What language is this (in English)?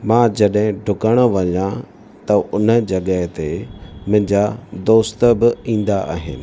Sindhi